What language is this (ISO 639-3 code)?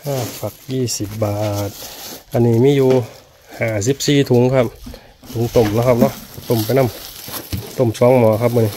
tha